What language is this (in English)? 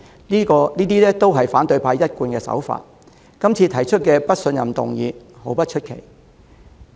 Cantonese